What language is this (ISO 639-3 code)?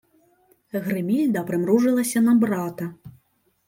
ukr